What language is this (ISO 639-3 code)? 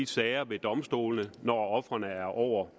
dan